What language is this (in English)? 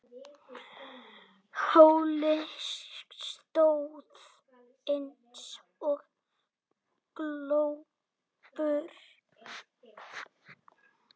Icelandic